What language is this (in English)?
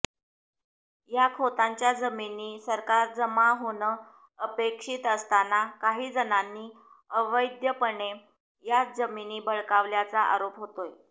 Marathi